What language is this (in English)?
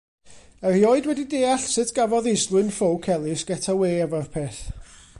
Welsh